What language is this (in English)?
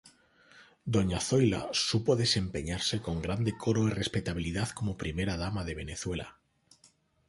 Spanish